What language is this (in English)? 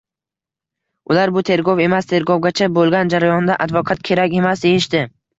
Uzbek